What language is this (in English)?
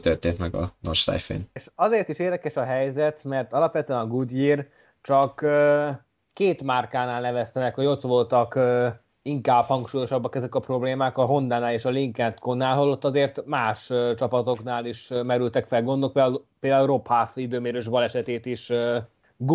Hungarian